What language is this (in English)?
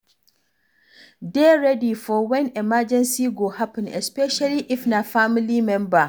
Nigerian Pidgin